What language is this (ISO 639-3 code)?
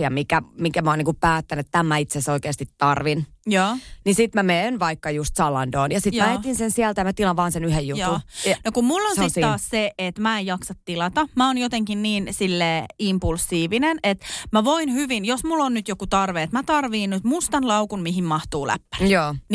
fin